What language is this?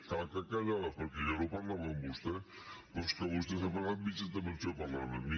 Catalan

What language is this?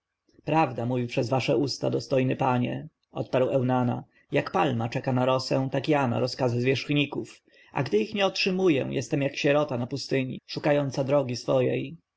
Polish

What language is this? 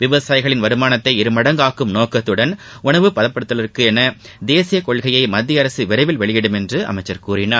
Tamil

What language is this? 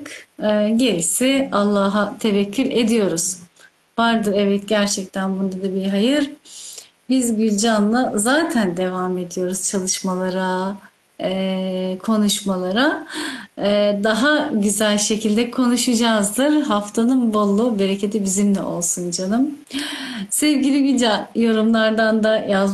Turkish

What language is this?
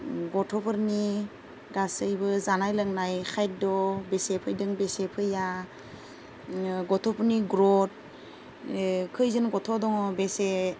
Bodo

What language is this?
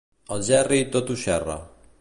Catalan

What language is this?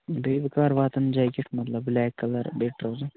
Kashmiri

